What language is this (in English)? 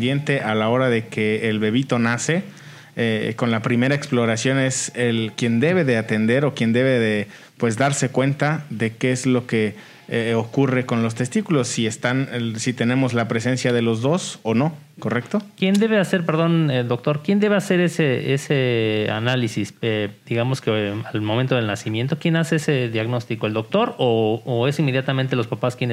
Spanish